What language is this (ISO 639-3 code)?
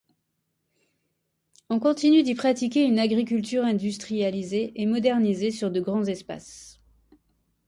fra